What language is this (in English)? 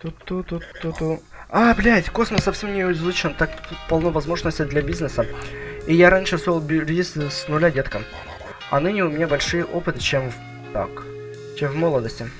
Russian